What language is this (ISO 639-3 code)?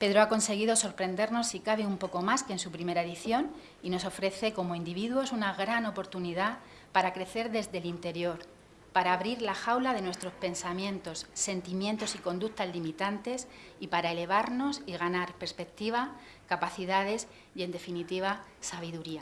spa